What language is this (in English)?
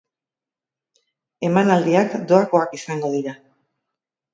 Basque